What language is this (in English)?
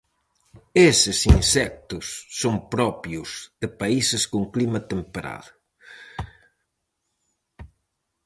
Galician